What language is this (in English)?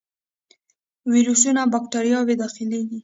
Pashto